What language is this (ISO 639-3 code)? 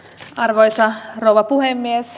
fin